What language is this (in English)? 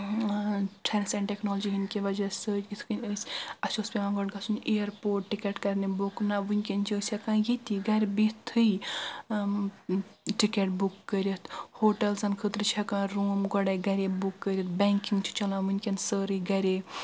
Kashmiri